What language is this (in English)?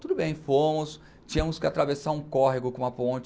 Portuguese